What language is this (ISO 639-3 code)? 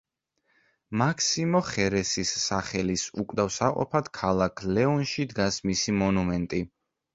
kat